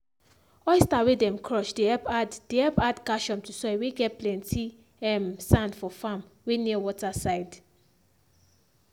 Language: Nigerian Pidgin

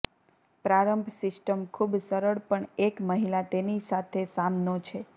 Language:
Gujarati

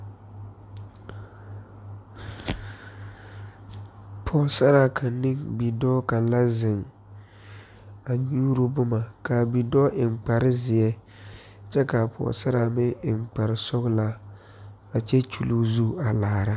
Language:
Southern Dagaare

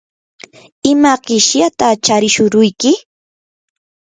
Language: Yanahuanca Pasco Quechua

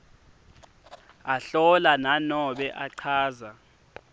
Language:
Swati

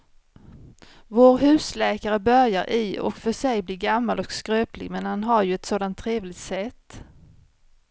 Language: Swedish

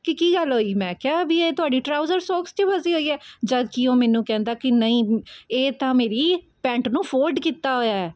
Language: Punjabi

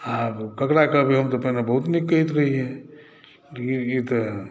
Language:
Maithili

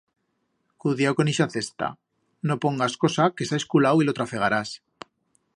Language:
Aragonese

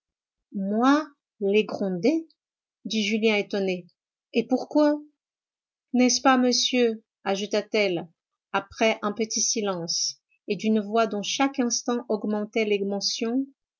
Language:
French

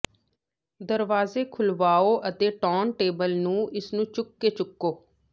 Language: Punjabi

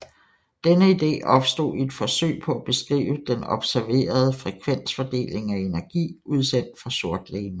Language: Danish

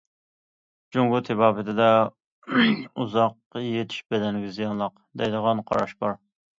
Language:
Uyghur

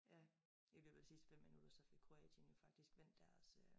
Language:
Danish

